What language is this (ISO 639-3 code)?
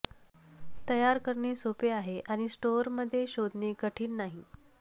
mar